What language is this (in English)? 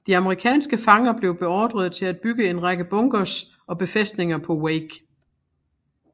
Danish